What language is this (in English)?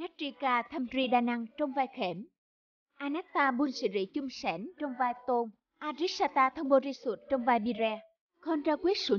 Vietnamese